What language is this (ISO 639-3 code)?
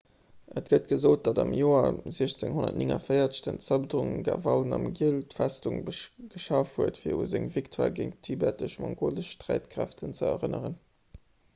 ltz